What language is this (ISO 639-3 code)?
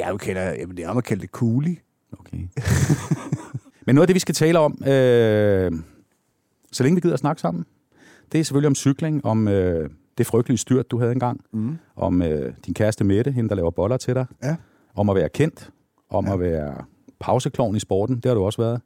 dan